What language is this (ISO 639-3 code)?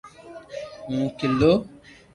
lrk